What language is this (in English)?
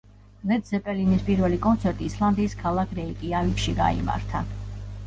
Georgian